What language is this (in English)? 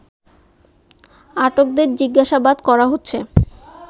Bangla